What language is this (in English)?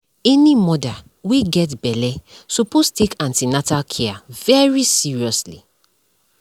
Nigerian Pidgin